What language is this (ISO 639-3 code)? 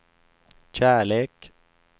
swe